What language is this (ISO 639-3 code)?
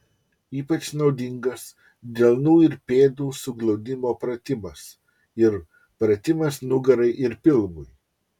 lit